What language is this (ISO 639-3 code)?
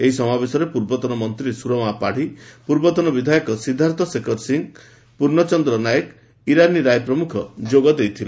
ori